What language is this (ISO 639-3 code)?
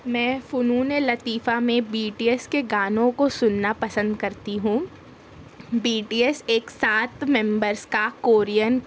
urd